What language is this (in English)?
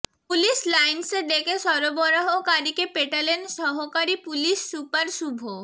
Bangla